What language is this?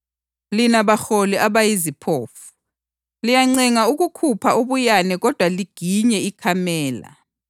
North Ndebele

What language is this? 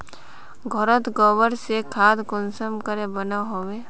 Magahi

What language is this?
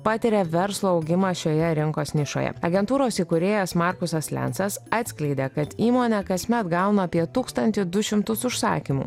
Lithuanian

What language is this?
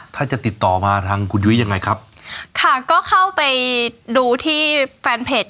Thai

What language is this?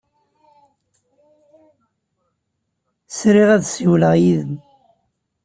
Kabyle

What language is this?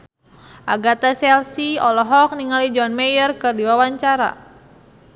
Sundanese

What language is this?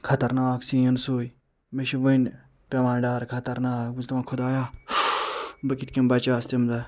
Kashmiri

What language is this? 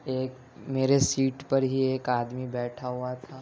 Urdu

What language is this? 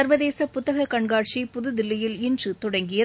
Tamil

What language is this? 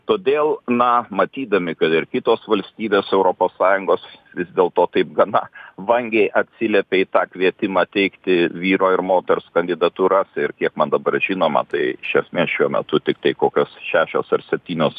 Lithuanian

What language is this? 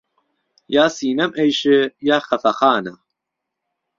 Central Kurdish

